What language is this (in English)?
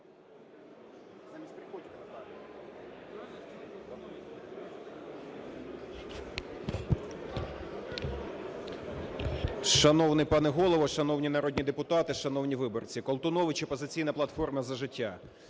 Ukrainian